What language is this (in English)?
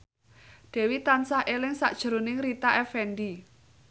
Javanese